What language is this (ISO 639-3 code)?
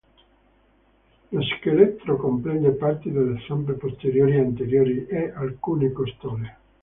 ita